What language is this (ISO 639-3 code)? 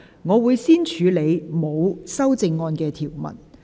yue